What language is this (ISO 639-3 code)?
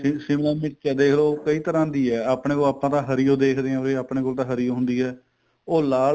pan